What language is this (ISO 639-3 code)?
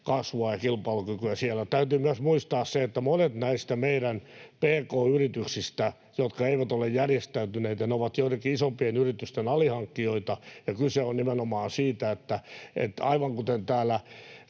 fin